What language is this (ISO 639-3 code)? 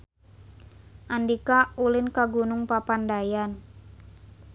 sun